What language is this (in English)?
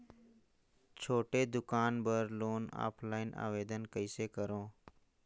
Chhattisgarhi